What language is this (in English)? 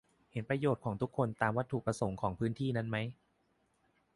Thai